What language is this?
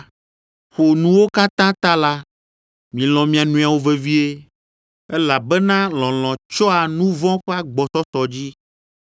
Ewe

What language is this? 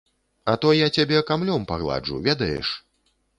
Belarusian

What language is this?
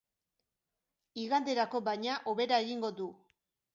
Basque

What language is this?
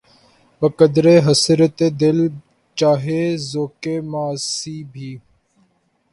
Urdu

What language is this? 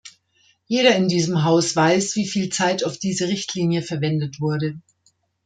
German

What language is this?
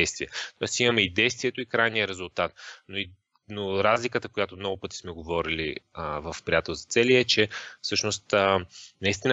Bulgarian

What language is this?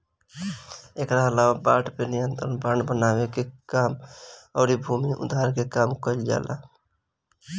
Bhojpuri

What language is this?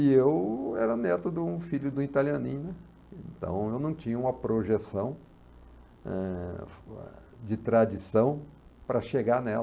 Portuguese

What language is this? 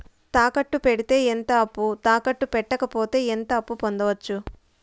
Telugu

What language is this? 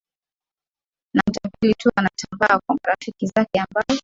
Swahili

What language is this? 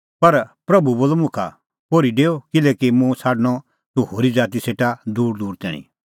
Kullu Pahari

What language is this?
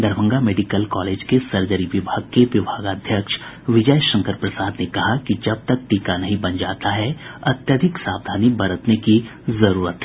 Hindi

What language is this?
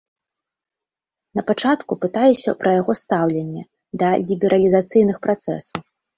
Belarusian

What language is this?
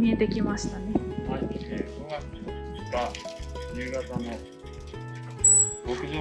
Japanese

